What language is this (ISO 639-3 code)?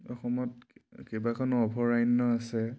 asm